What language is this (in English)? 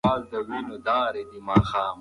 Pashto